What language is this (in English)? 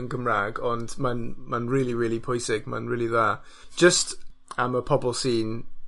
Welsh